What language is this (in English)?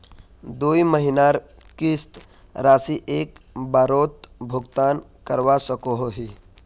Magahi